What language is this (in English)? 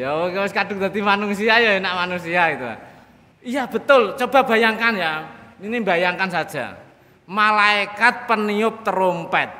Indonesian